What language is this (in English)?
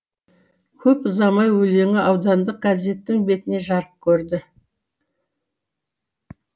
Kazakh